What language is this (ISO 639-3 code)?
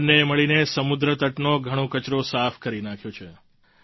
guj